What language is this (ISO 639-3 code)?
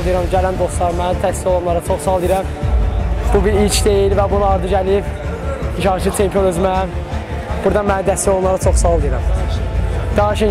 tur